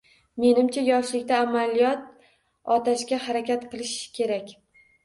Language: Uzbek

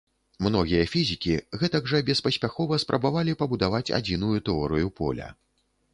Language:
Belarusian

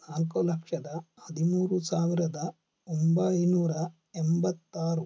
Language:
Kannada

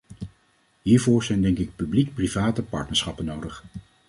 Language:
Dutch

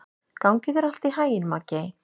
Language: Icelandic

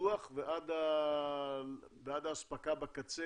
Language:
Hebrew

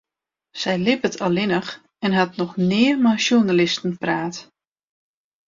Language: Western Frisian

